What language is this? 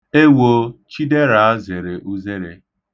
Igbo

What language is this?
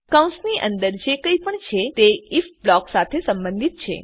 Gujarati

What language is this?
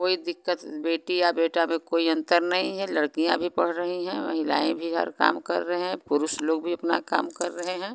Hindi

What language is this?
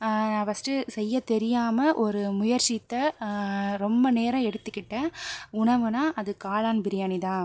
Tamil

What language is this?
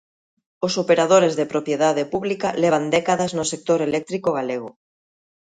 Galician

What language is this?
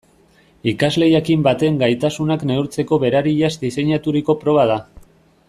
Basque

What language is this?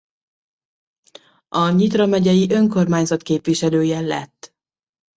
Hungarian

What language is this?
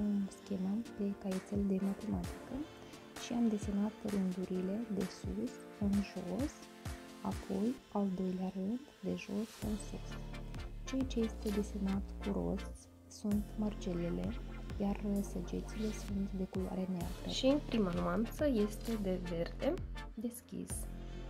Romanian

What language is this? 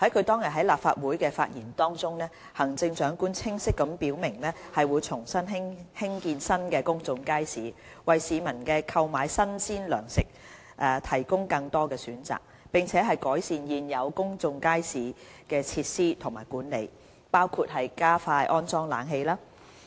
Cantonese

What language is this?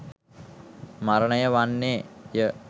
Sinhala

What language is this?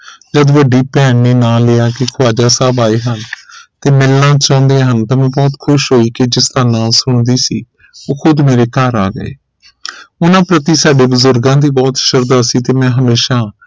Punjabi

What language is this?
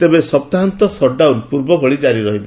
Odia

